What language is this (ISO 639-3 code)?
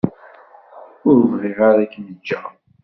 kab